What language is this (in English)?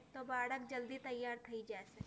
Gujarati